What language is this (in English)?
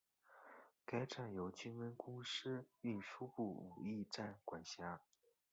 Chinese